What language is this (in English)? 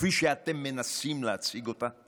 Hebrew